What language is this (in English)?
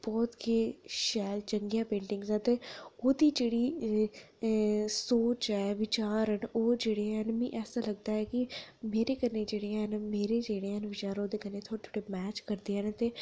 Dogri